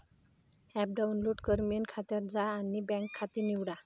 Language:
Marathi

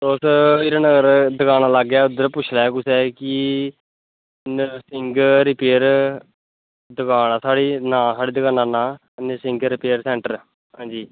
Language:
Dogri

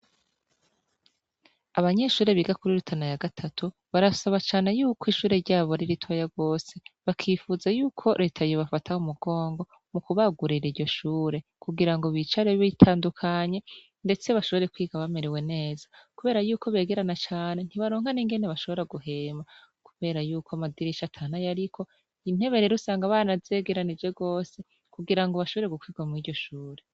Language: Rundi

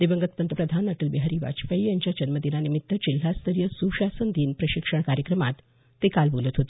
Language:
Marathi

